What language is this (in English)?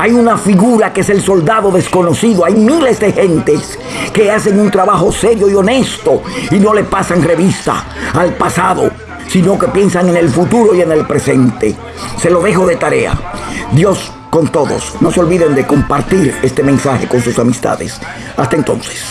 Spanish